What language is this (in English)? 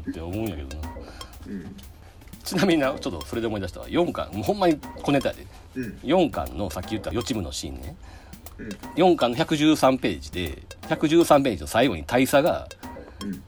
Japanese